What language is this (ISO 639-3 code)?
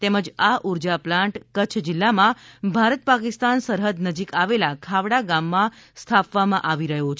guj